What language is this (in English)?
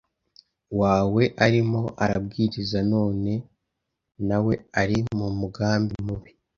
Kinyarwanda